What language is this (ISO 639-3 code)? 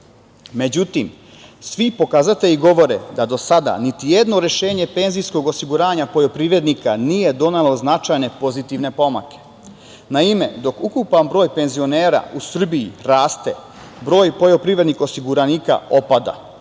srp